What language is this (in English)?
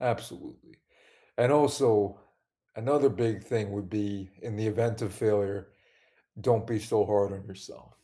English